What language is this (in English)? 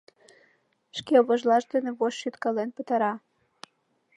Mari